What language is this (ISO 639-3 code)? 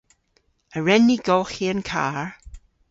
cor